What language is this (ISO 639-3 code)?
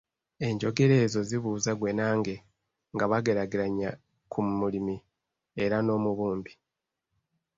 lug